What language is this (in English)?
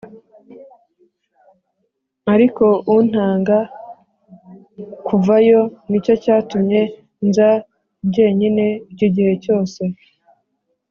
Kinyarwanda